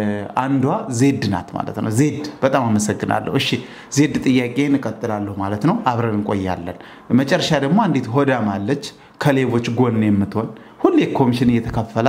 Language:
Arabic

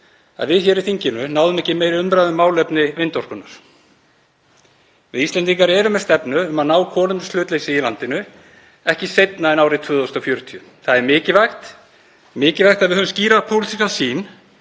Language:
Icelandic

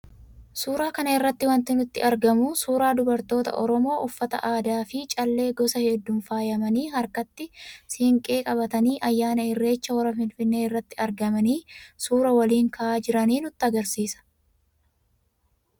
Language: Oromo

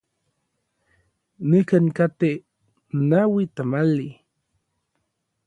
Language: Orizaba Nahuatl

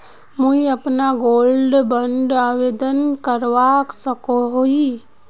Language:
Magahi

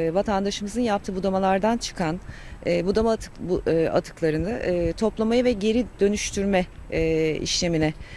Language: Turkish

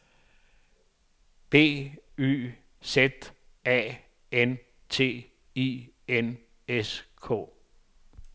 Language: Danish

